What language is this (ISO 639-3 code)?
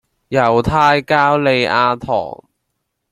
yue